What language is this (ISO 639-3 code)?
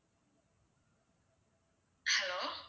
tam